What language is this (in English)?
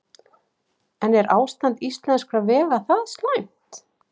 Icelandic